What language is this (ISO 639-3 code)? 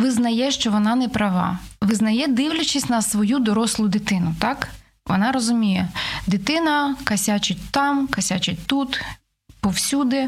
ukr